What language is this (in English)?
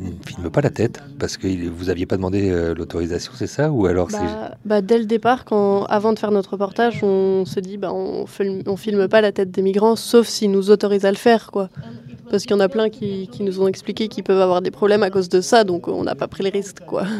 French